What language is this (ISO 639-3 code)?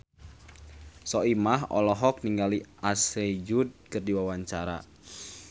sun